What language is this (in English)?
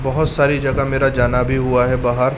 Urdu